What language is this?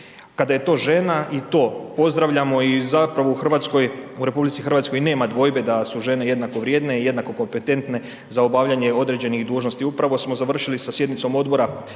Croatian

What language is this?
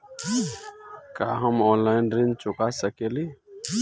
Bhojpuri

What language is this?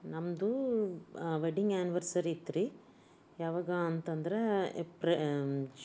Kannada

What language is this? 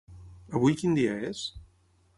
Catalan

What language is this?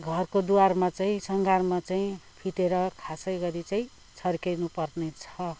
Nepali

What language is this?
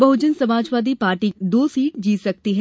Hindi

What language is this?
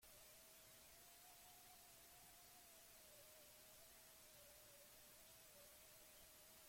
Basque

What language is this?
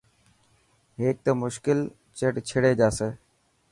Dhatki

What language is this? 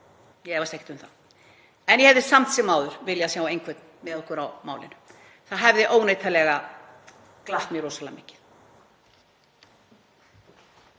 Icelandic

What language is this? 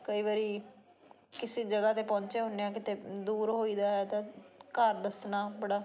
Punjabi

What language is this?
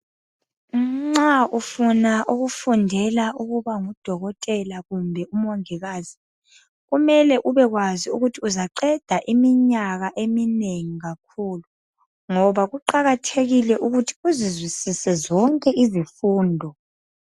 North Ndebele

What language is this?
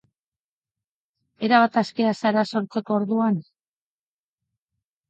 Basque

